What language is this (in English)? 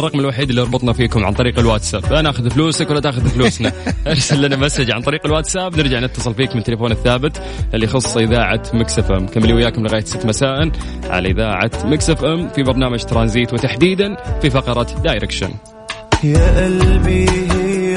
Arabic